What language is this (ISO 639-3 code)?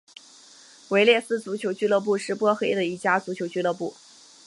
zho